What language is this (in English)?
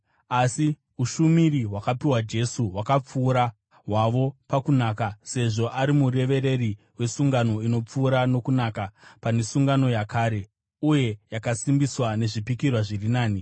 Shona